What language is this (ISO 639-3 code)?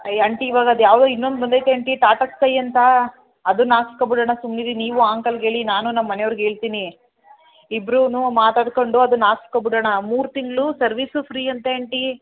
kan